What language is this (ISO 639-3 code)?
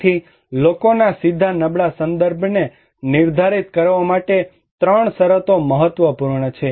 guj